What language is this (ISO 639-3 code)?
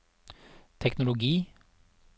nor